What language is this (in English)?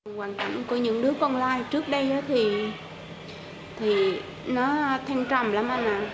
Vietnamese